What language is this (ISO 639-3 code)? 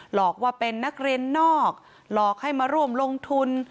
tha